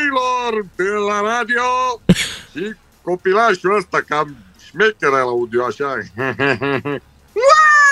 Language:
Romanian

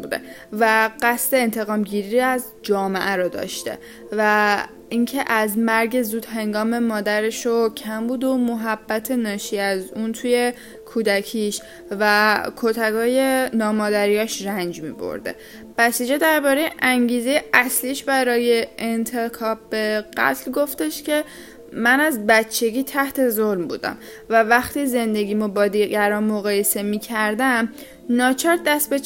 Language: Persian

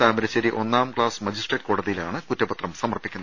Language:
Malayalam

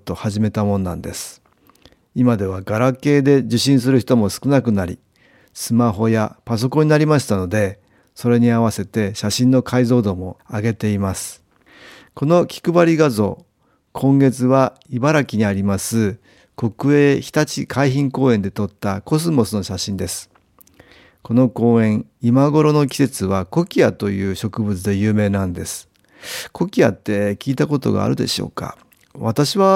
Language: Japanese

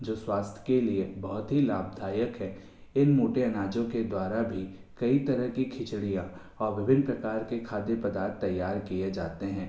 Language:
Hindi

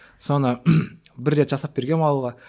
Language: Kazakh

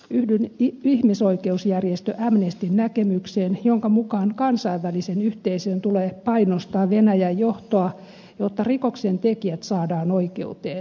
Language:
Finnish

